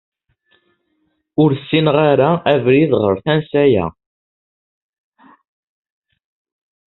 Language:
Kabyle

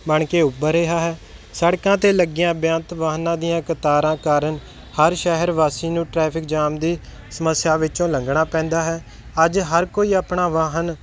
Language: Punjabi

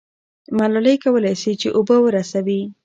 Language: Pashto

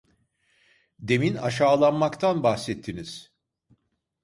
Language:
Turkish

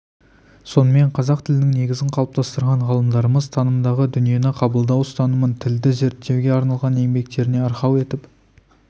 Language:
Kazakh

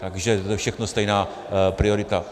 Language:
Czech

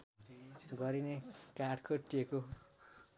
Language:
Nepali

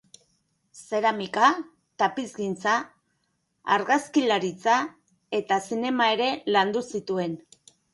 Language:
Basque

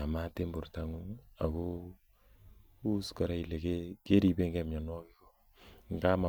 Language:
Kalenjin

